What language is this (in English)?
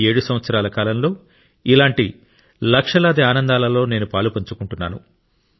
Telugu